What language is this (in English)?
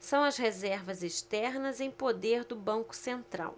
Portuguese